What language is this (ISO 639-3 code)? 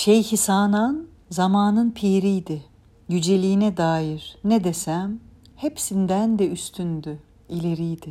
tur